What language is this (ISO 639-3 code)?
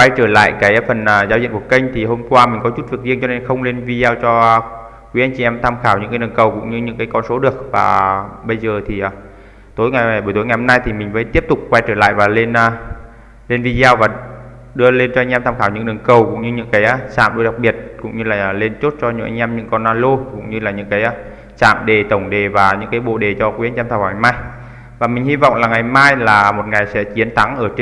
vie